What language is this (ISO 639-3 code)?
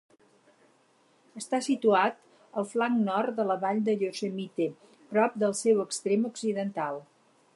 cat